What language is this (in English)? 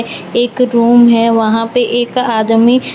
Hindi